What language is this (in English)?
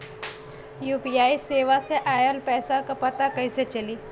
Bhojpuri